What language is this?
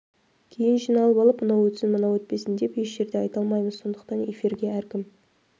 Kazakh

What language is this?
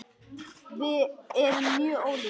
Icelandic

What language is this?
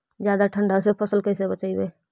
Magahi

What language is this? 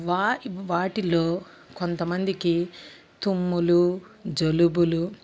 Telugu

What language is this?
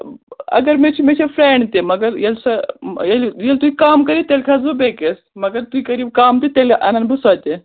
Kashmiri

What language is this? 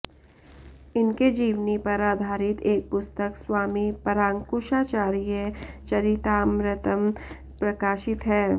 Sanskrit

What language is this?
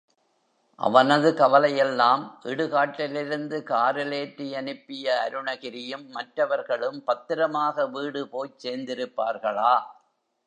Tamil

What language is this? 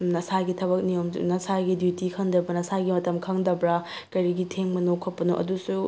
Manipuri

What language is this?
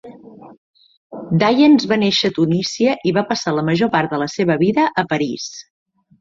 Catalan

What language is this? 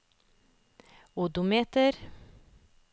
Norwegian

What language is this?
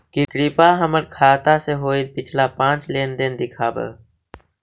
Magahi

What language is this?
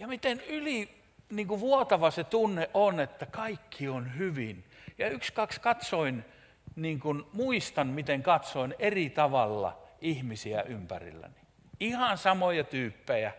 Finnish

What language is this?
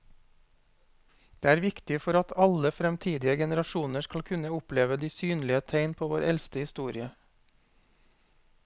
Norwegian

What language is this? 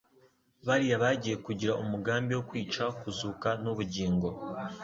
Kinyarwanda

